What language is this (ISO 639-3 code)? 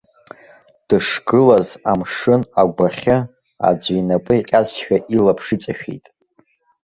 abk